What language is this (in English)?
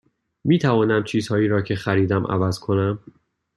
Persian